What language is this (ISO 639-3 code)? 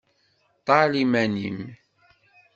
kab